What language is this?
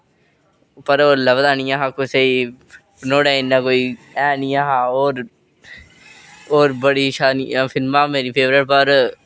Dogri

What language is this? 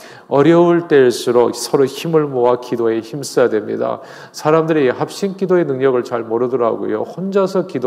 Korean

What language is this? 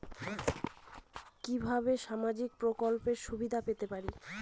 Bangla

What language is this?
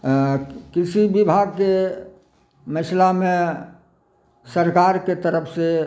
Maithili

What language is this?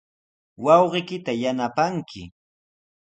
Sihuas Ancash Quechua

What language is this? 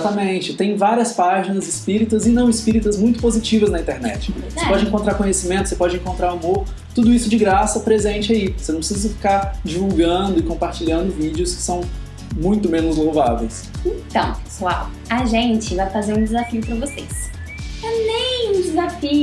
Portuguese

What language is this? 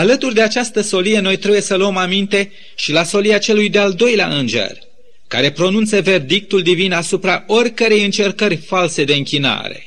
Romanian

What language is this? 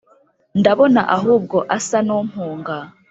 Kinyarwanda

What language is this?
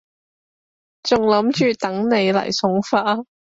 Cantonese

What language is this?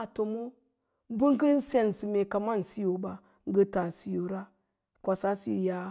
Lala-Roba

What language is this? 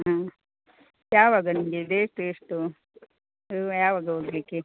Kannada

